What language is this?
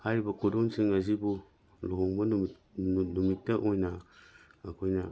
Manipuri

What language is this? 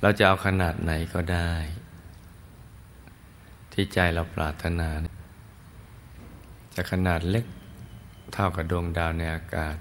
Thai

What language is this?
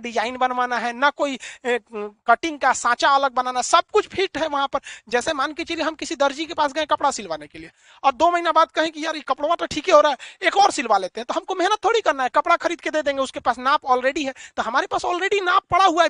Hindi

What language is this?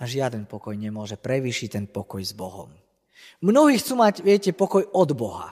Slovak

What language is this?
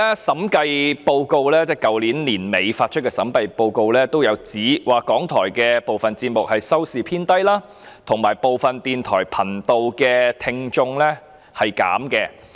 Cantonese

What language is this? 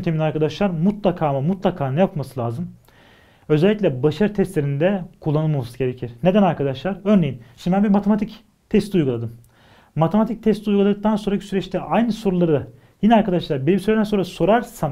Turkish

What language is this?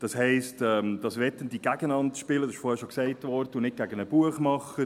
Swiss German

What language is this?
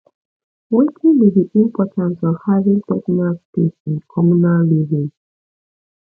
Nigerian Pidgin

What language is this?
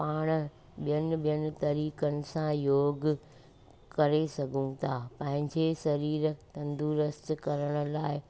Sindhi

